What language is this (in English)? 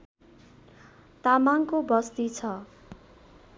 Nepali